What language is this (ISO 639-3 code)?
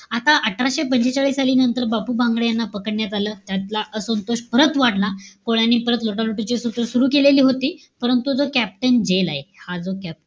mar